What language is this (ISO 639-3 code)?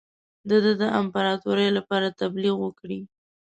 pus